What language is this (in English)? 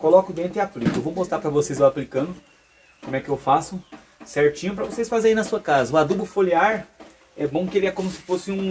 Portuguese